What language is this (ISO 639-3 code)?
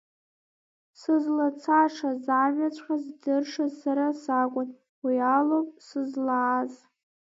abk